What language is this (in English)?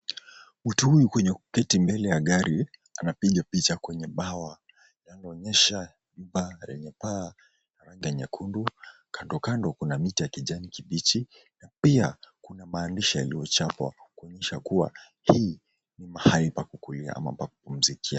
Swahili